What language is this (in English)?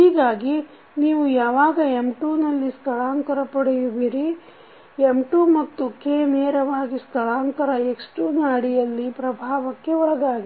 Kannada